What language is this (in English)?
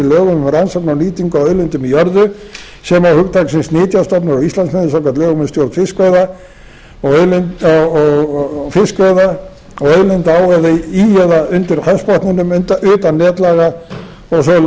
Icelandic